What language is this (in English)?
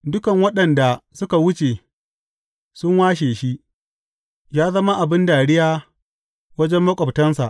Hausa